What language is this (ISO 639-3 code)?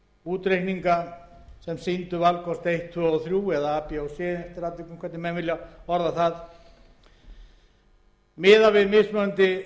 isl